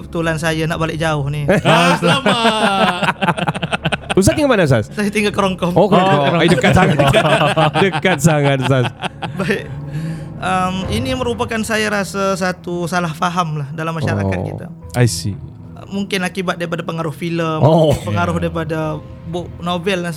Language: Malay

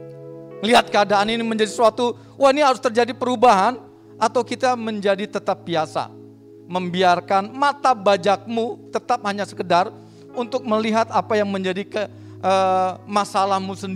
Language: Indonesian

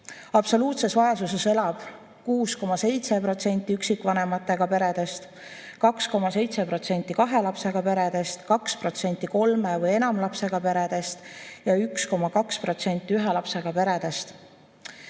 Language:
Estonian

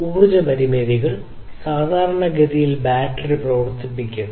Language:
Malayalam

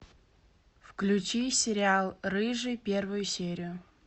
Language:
Russian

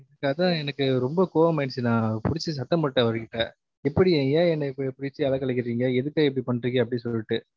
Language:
Tamil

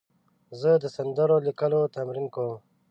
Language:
Pashto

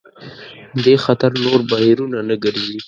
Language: Pashto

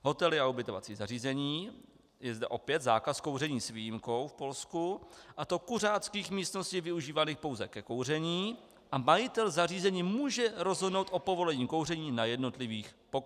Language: Czech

